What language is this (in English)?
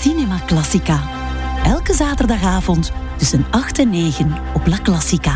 Dutch